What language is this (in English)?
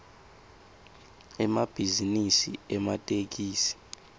Swati